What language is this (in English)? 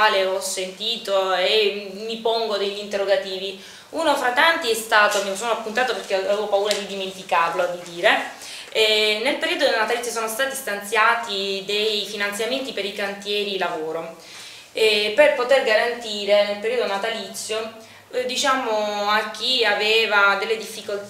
Italian